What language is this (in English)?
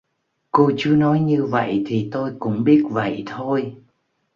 Vietnamese